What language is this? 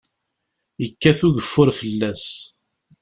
Kabyle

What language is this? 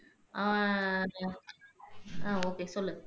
Tamil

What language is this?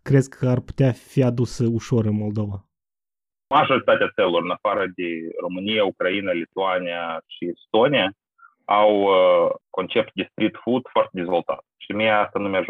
Romanian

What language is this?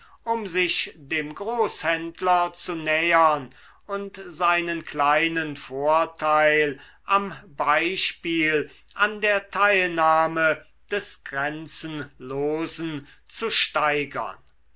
German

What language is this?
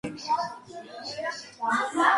Georgian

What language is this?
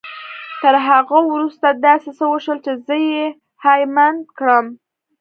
Pashto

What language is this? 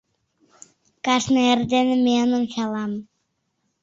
Mari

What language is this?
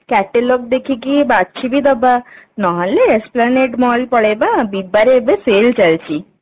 Odia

